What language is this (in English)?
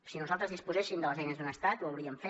Catalan